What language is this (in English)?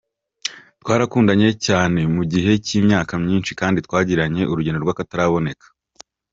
Kinyarwanda